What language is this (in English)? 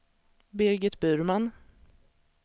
Swedish